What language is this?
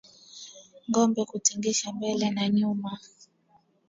Swahili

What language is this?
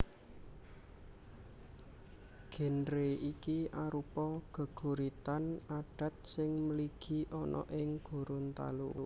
Javanese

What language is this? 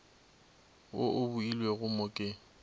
Northern Sotho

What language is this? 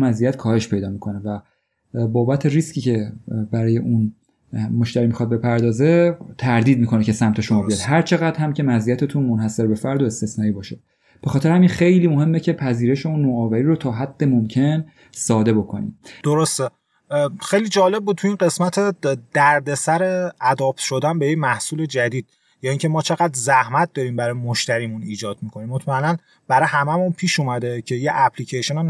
Persian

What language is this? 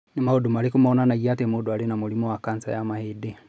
Kikuyu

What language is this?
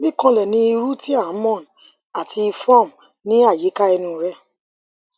Yoruba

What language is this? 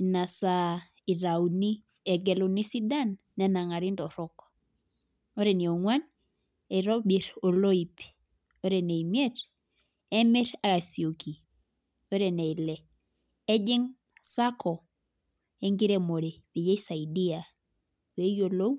Masai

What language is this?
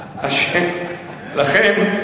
Hebrew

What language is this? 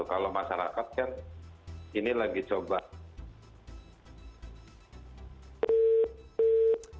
Indonesian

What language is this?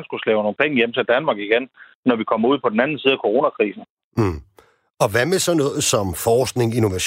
Danish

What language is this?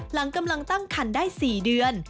Thai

